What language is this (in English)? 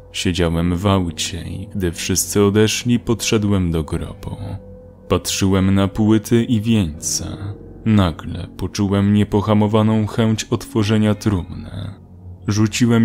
Polish